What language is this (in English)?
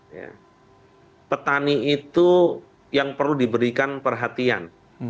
Indonesian